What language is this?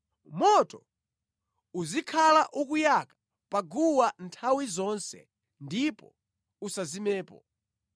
Nyanja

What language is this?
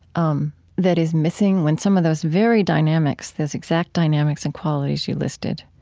English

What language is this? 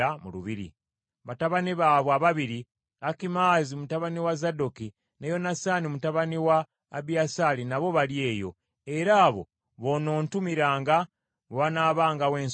Ganda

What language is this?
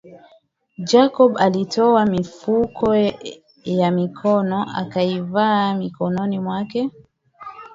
Swahili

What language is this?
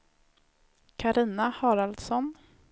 Swedish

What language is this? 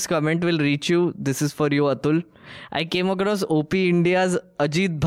Hindi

